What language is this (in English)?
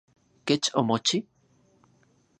Central Puebla Nahuatl